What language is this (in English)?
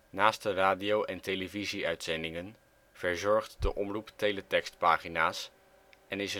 Dutch